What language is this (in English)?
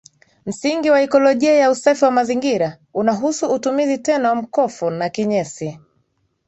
Swahili